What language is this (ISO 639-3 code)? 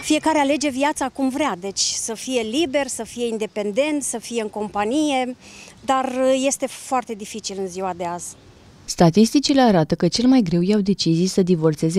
ron